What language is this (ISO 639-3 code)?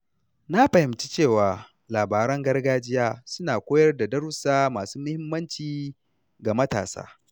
hau